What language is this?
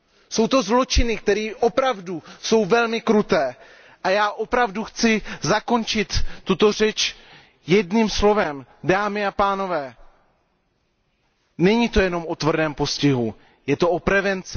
Czech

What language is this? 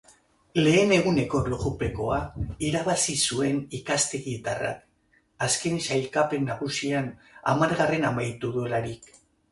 Basque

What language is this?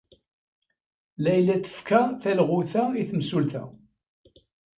Kabyle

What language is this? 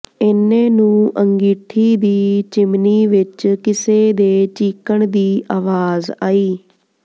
Punjabi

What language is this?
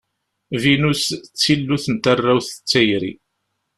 Kabyle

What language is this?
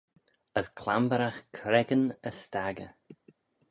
Manx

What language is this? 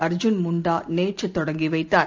Tamil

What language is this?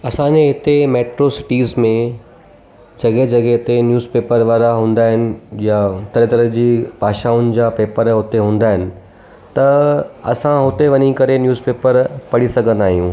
Sindhi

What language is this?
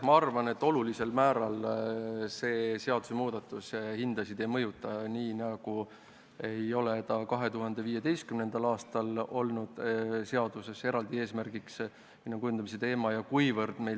Estonian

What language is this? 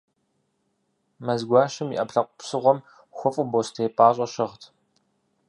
Kabardian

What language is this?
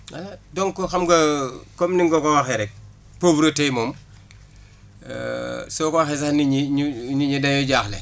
Wolof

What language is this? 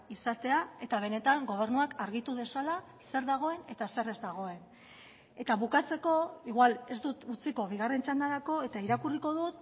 Basque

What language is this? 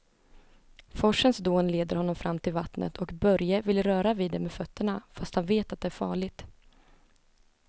Swedish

